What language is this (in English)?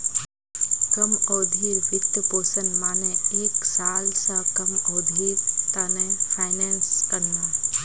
Magahi